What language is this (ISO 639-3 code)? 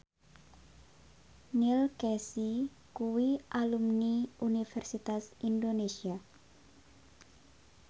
jav